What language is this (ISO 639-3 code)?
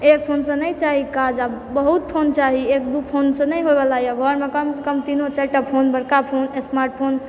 mai